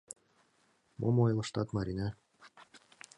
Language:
Mari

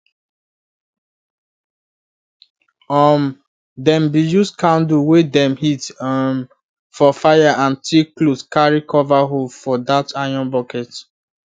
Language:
Nigerian Pidgin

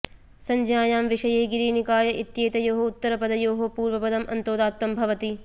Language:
Sanskrit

